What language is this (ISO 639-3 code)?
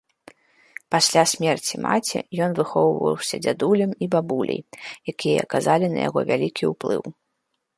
bel